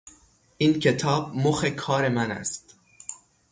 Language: Persian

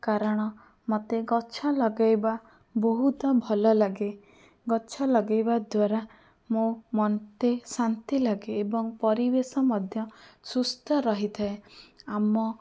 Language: Odia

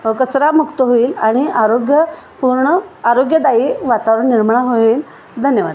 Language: Marathi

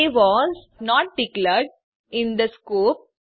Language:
Gujarati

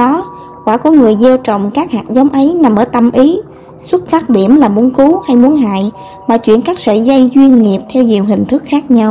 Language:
Vietnamese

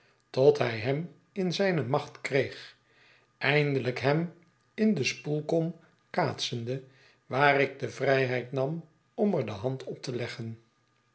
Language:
Dutch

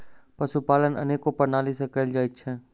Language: Maithili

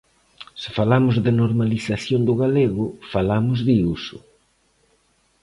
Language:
Galician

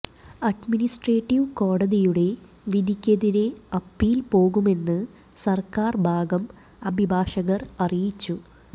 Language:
Malayalam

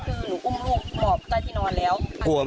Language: Thai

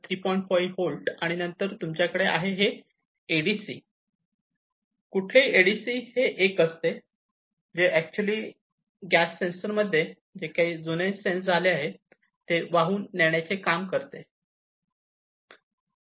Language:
Marathi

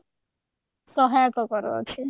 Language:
Odia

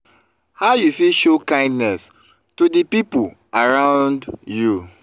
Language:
Nigerian Pidgin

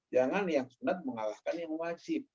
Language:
Indonesian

